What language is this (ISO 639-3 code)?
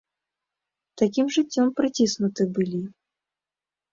bel